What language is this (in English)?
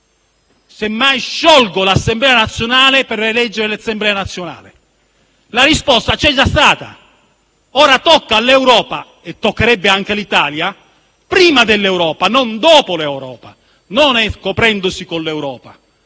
Italian